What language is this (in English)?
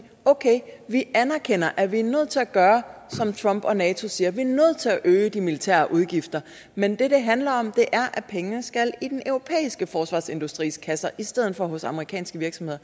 Danish